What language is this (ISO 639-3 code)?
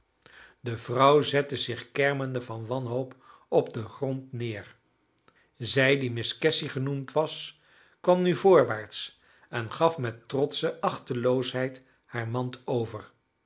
nld